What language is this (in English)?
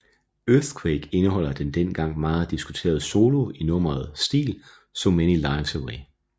Danish